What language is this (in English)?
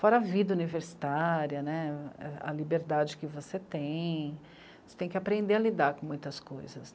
Portuguese